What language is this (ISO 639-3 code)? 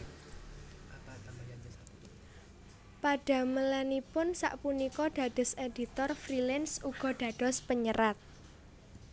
jav